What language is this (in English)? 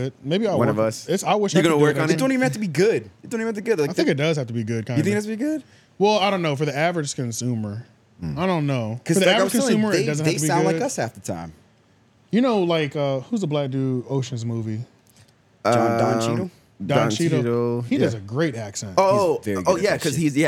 English